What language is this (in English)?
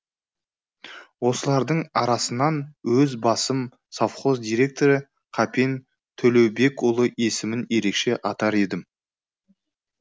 Kazakh